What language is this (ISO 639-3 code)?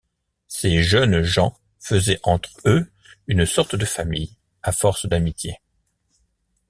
fra